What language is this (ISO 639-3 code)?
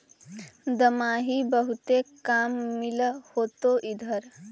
mag